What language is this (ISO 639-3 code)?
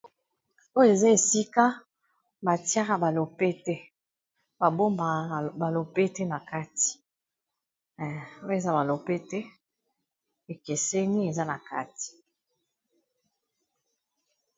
lin